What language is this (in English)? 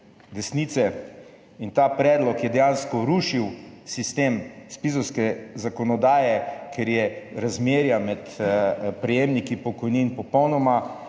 Slovenian